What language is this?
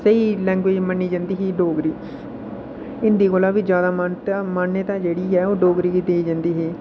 Dogri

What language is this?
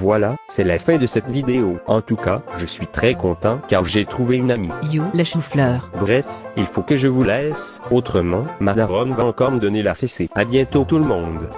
French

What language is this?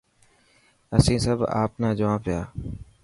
Dhatki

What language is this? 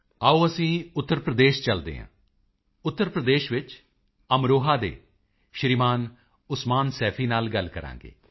Punjabi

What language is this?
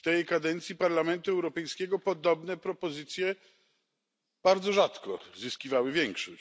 Polish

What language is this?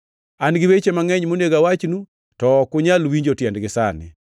Luo (Kenya and Tanzania)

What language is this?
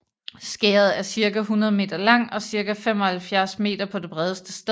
Danish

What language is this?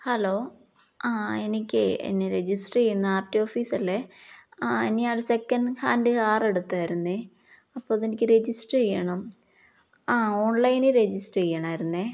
Malayalam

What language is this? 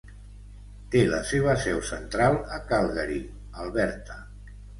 Catalan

